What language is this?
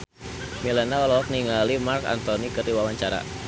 Sundanese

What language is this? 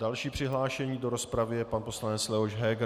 Czech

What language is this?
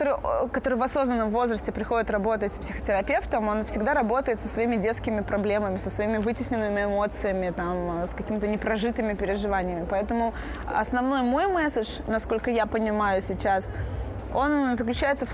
Russian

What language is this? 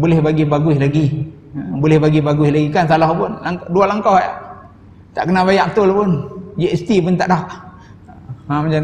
Malay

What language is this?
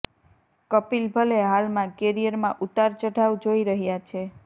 Gujarati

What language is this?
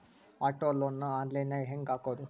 Kannada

